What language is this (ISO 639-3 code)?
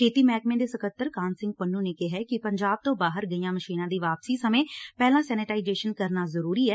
pan